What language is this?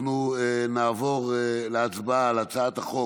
Hebrew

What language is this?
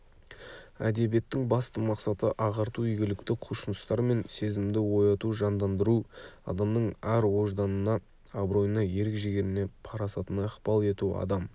Kazakh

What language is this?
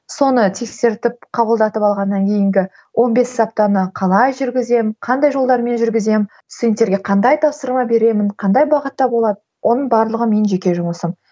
Kazakh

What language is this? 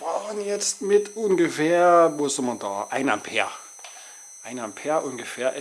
German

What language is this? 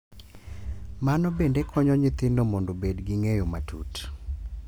Luo (Kenya and Tanzania)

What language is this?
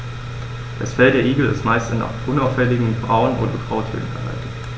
German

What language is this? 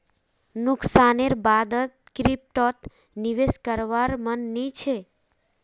Magahi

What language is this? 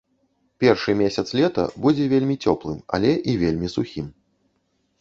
Belarusian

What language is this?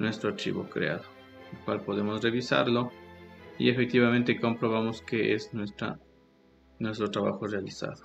Spanish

